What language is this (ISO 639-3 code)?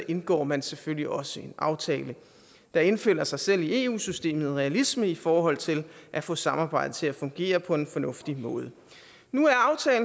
dan